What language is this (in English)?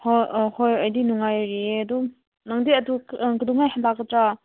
Manipuri